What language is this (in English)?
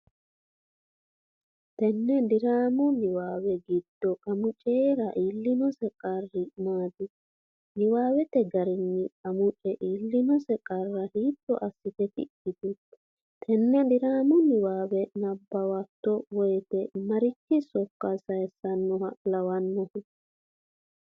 Sidamo